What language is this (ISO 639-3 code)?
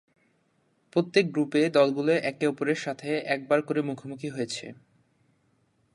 ben